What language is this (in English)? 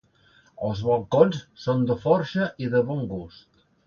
Catalan